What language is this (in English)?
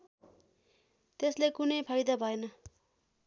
Nepali